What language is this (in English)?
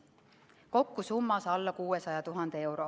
Estonian